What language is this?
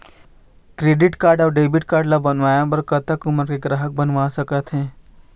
Chhattisgarhi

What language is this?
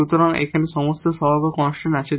Bangla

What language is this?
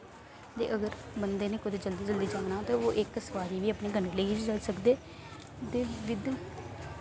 Dogri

